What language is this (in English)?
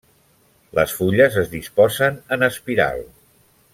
Catalan